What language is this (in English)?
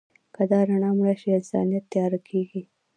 Pashto